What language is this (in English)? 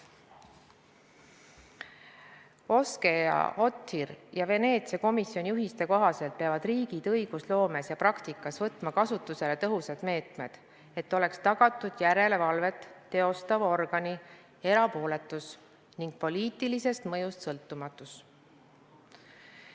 Estonian